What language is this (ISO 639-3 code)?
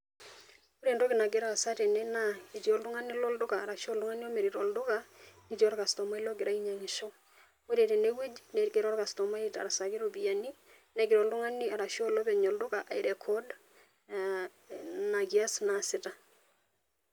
mas